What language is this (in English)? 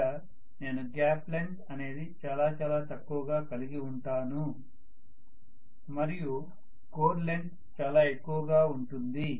Telugu